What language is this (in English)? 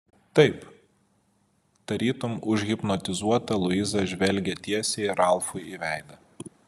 Lithuanian